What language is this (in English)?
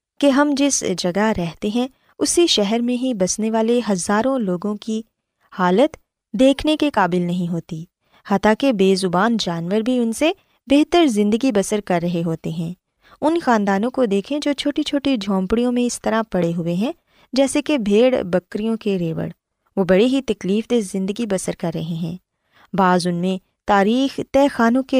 Urdu